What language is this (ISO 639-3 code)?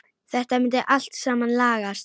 isl